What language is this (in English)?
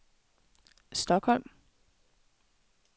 Danish